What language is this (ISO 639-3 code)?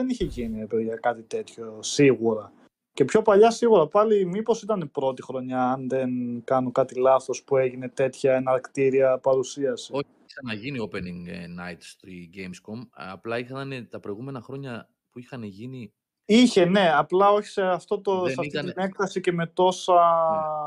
ell